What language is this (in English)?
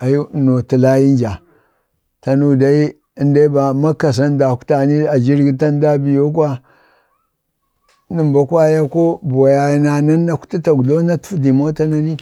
Bade